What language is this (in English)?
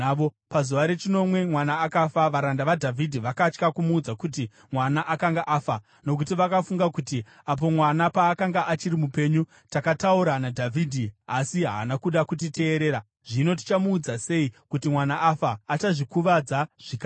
Shona